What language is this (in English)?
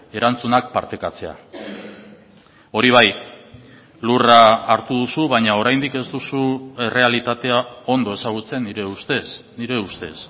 Basque